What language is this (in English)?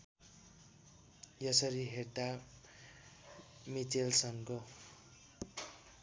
Nepali